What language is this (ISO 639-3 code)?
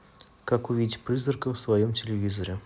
rus